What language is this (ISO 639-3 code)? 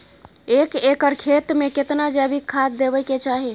mai